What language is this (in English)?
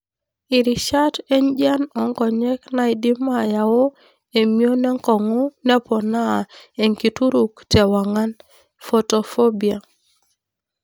Masai